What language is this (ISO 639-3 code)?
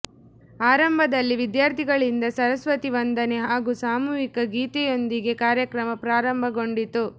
kan